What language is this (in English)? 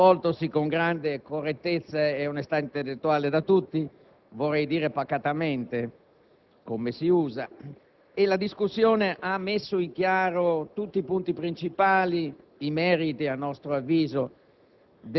Italian